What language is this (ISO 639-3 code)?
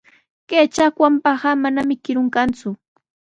qws